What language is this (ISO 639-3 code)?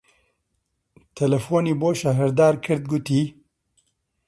ckb